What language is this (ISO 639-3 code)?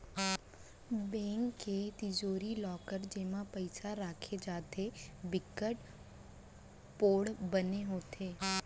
hne